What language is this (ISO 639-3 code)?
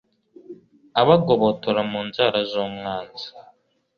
kin